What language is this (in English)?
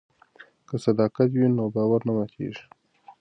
Pashto